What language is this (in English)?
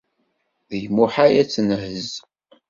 Kabyle